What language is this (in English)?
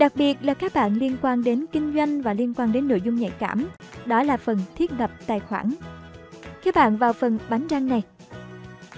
Vietnamese